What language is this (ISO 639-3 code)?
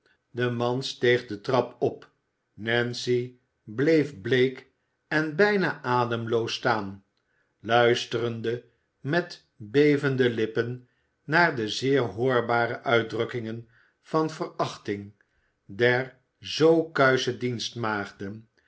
nld